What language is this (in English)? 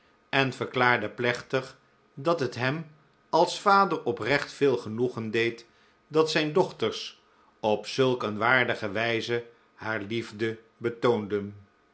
Dutch